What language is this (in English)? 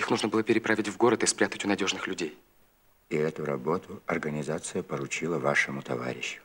Russian